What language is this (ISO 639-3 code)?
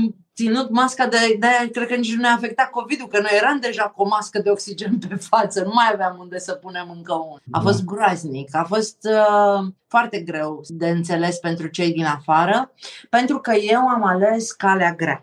ron